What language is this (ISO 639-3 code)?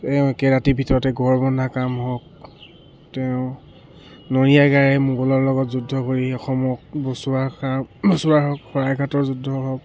asm